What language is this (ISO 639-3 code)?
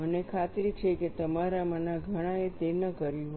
guj